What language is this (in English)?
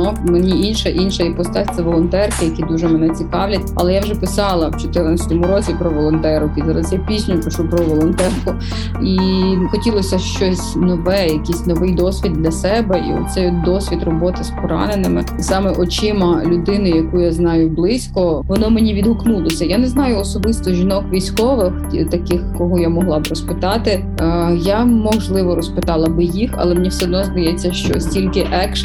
Ukrainian